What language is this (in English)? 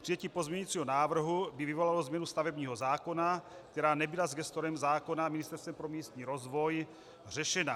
Czech